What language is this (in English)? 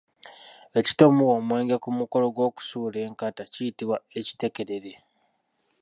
Ganda